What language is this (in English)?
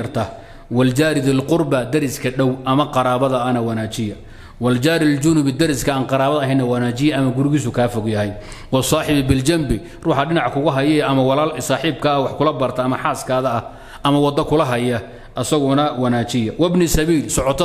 Arabic